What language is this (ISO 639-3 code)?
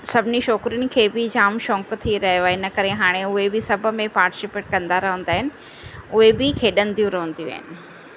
snd